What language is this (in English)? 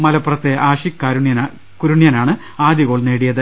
Malayalam